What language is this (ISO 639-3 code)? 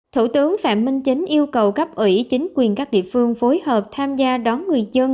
vie